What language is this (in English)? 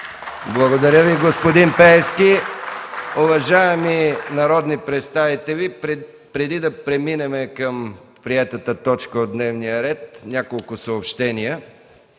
Bulgarian